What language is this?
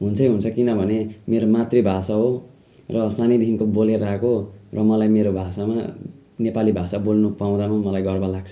Nepali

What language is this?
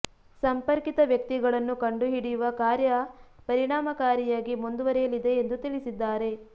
Kannada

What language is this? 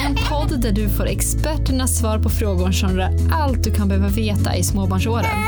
Swedish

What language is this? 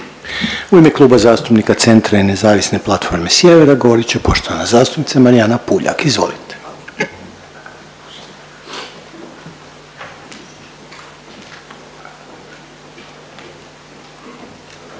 Croatian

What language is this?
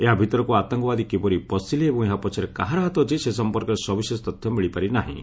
Odia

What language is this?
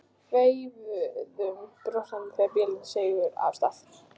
Icelandic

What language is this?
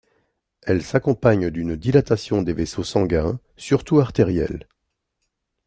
French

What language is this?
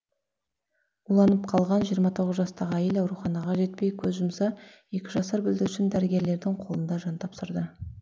Kazakh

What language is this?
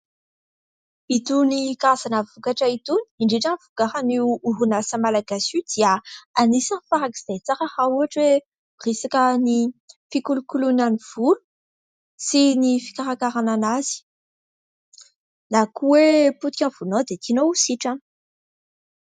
Malagasy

